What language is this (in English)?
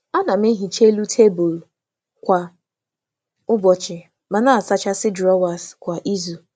Igbo